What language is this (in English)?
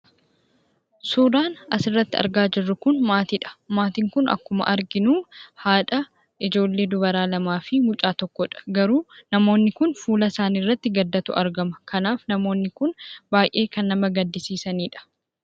Oromo